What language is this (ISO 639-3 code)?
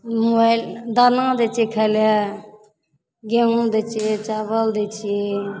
mai